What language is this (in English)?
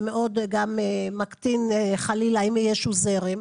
Hebrew